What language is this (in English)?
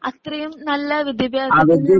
Malayalam